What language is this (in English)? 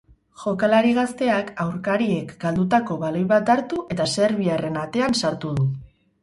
Basque